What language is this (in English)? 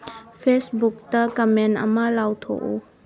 Manipuri